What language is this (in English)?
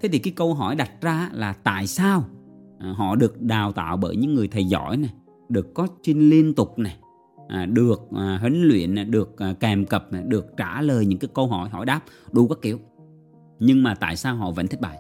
Vietnamese